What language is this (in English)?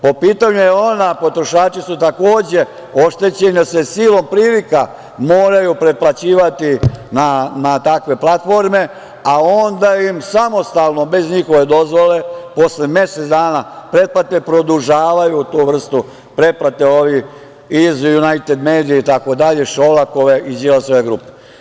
Serbian